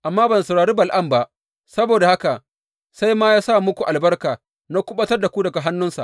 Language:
Hausa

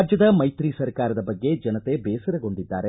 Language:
Kannada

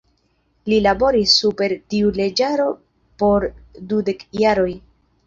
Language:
Esperanto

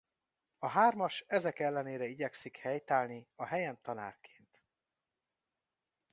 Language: Hungarian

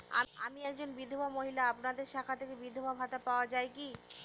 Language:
Bangla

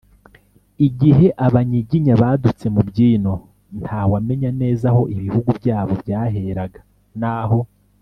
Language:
Kinyarwanda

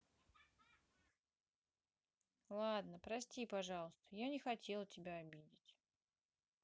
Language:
Russian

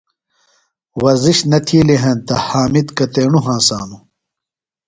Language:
Phalura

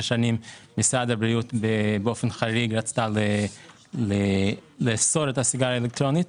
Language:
Hebrew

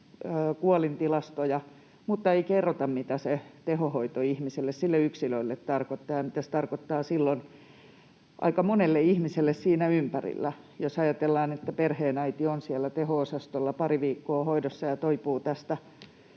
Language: Finnish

